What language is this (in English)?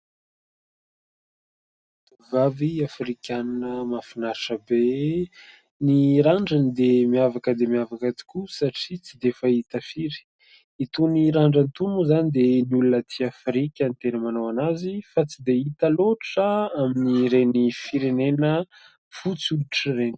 Malagasy